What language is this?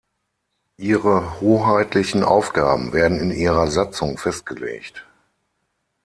German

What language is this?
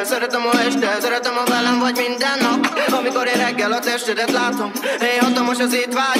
Arabic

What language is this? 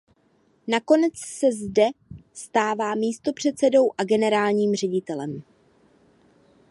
Czech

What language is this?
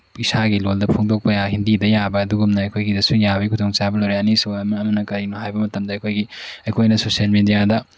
Manipuri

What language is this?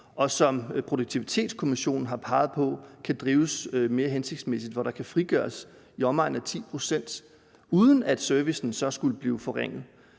Danish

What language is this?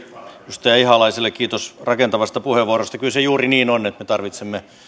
Finnish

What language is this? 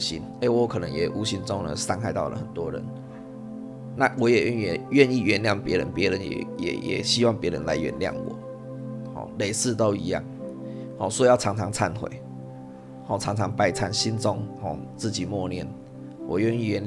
Chinese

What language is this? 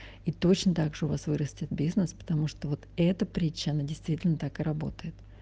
Russian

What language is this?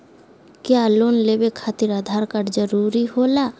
Magahi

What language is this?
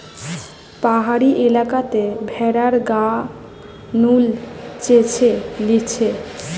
Bangla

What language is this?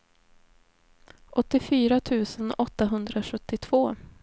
Swedish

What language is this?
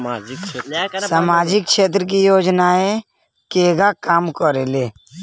Bhojpuri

